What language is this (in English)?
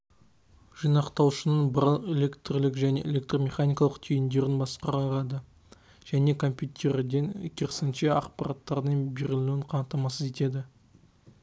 Kazakh